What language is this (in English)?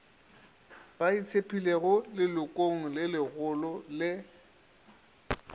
Northern Sotho